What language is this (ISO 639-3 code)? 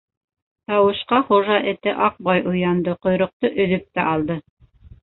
bak